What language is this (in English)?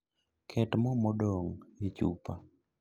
Luo (Kenya and Tanzania)